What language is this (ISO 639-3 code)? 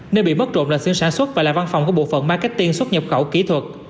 vie